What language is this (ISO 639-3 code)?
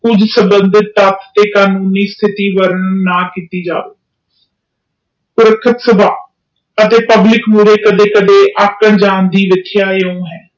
pan